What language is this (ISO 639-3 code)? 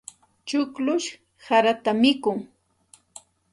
qxt